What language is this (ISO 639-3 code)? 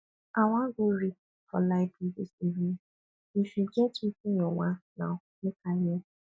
pcm